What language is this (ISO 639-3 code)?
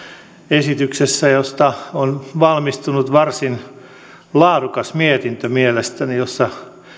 fin